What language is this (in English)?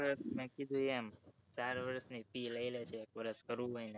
Gujarati